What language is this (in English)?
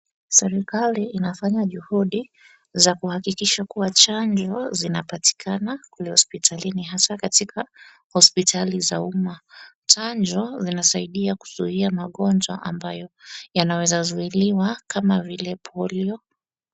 Swahili